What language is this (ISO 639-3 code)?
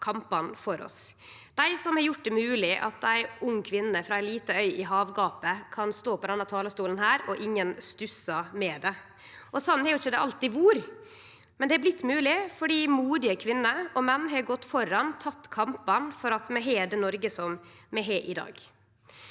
nor